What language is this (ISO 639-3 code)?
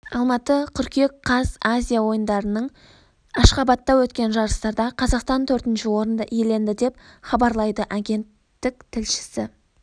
kaz